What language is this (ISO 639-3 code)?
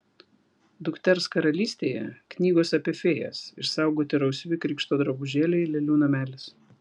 lit